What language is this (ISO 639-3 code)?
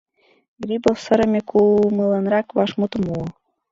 chm